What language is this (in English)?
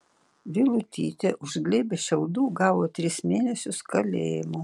Lithuanian